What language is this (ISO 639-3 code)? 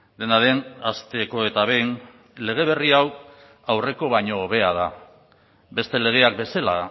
eus